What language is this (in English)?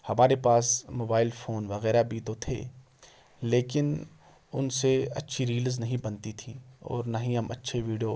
Urdu